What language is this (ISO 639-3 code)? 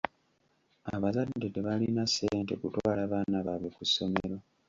lug